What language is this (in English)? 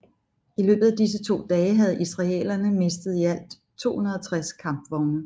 Danish